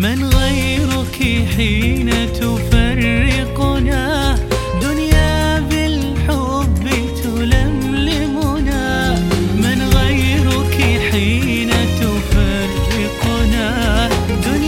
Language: Arabic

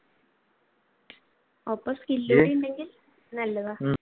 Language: Malayalam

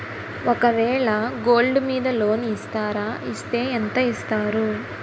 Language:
Telugu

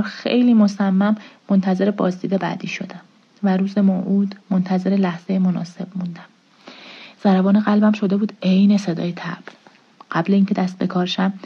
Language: Persian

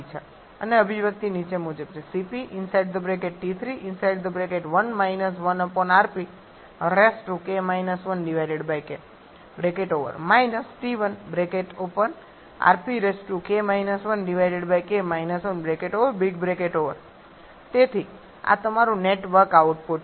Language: Gujarati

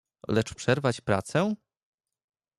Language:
Polish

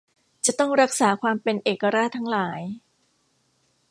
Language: Thai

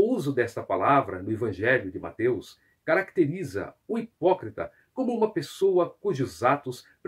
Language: Portuguese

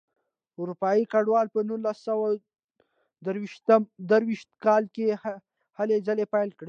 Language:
Pashto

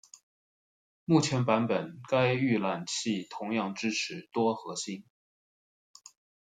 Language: Chinese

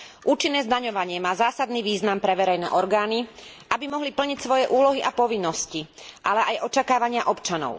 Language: Slovak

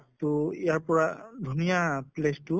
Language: Assamese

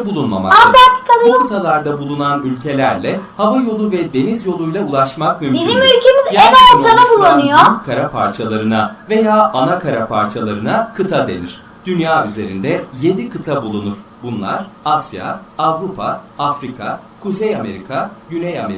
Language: Turkish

